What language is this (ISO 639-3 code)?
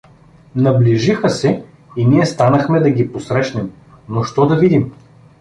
bul